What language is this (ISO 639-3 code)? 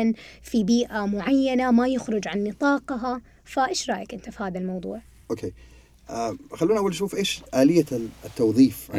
ara